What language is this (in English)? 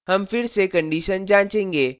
Hindi